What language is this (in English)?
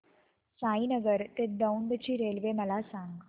Marathi